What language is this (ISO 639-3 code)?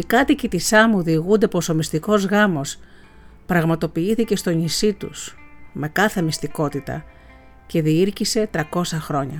ell